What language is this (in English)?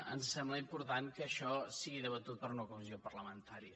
Catalan